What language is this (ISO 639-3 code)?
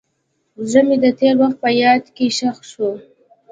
pus